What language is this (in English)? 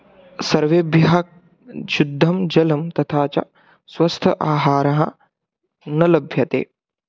Sanskrit